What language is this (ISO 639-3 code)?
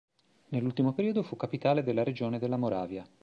ita